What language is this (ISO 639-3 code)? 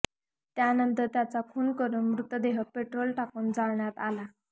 mar